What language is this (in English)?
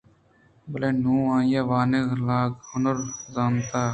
Eastern Balochi